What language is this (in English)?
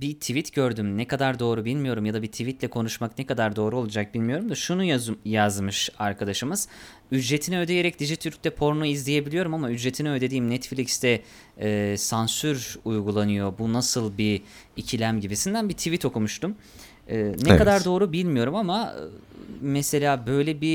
Turkish